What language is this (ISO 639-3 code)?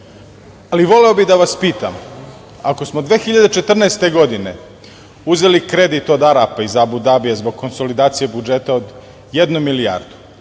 srp